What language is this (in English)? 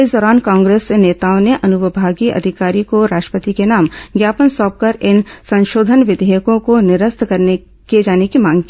Hindi